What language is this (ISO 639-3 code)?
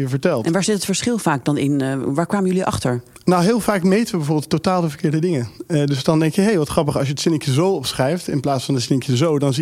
nld